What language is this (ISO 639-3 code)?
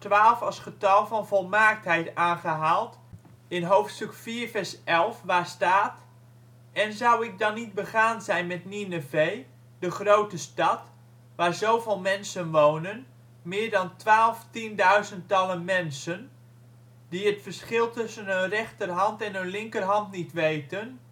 nld